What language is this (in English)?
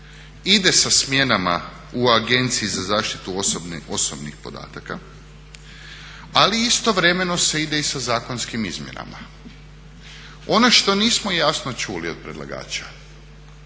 Croatian